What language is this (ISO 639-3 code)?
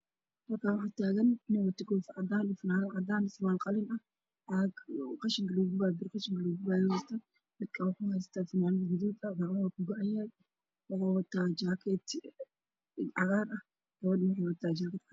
som